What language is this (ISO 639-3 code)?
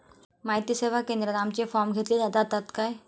mar